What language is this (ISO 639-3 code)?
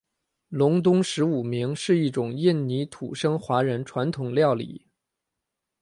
zho